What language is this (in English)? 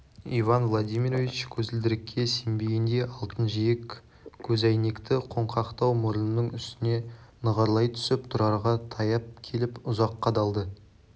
Kazakh